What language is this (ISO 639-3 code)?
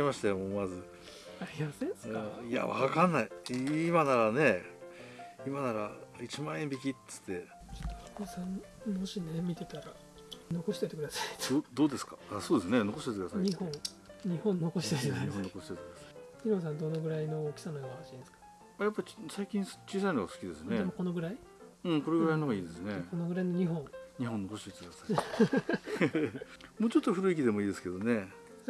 jpn